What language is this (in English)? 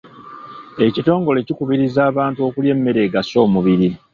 Ganda